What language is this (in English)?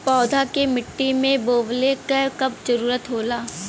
Bhojpuri